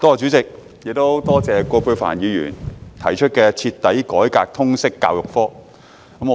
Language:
Cantonese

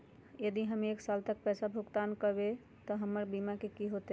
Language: Magahi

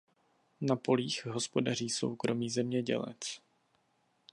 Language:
Czech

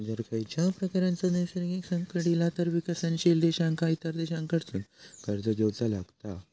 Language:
Marathi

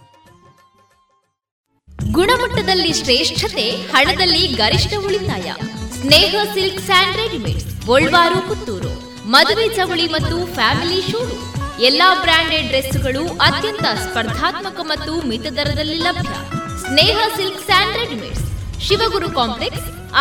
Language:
Kannada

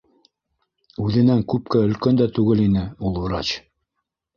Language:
Bashkir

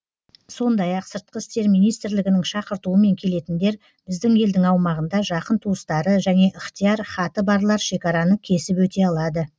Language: Kazakh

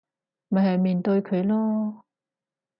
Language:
Cantonese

